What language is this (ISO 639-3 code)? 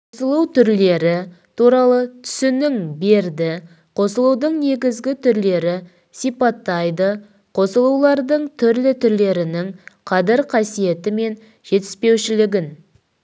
kaz